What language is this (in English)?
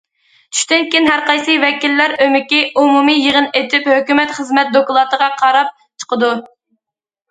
Uyghur